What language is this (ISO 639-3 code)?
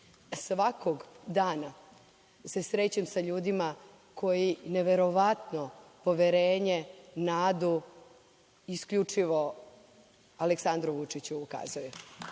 srp